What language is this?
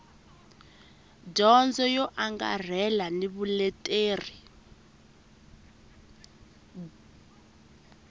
Tsonga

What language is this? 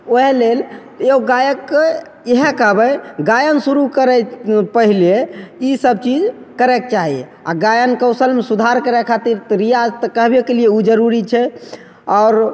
Maithili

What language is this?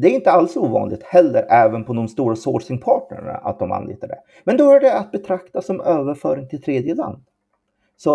Swedish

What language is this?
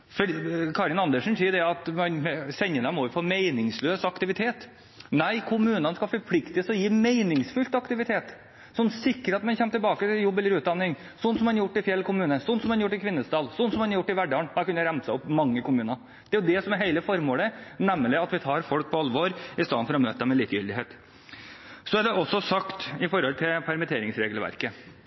Norwegian Bokmål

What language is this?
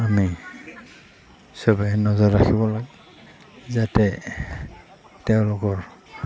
Assamese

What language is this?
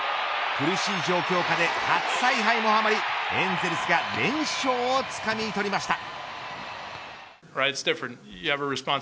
Japanese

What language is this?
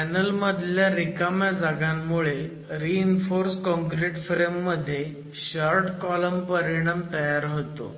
Marathi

